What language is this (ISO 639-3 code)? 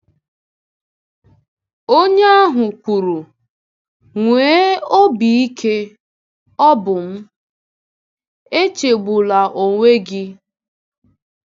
ibo